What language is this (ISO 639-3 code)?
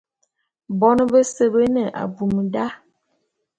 bum